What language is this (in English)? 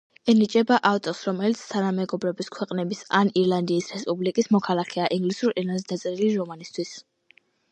Georgian